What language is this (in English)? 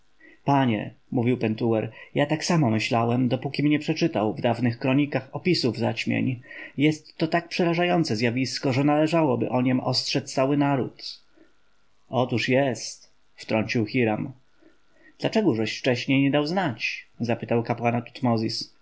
Polish